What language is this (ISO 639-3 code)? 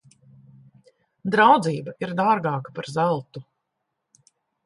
lav